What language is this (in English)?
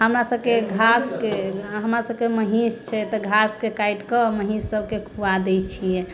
Maithili